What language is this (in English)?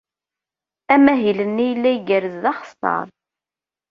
Kabyle